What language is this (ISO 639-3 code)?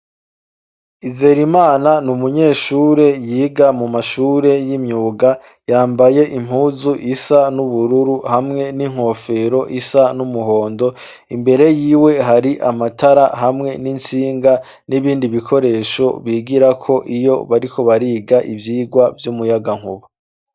run